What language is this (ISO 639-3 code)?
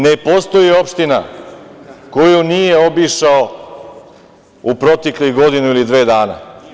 srp